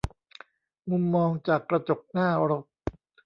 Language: Thai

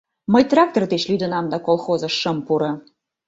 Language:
Mari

